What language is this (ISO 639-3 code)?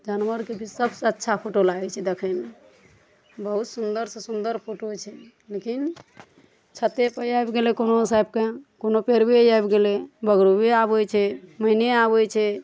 mai